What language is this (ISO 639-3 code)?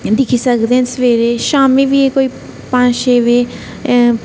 doi